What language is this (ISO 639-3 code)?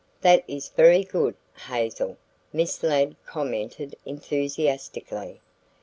eng